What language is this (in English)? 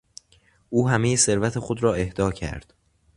Persian